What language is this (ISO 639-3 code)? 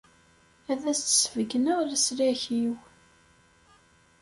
kab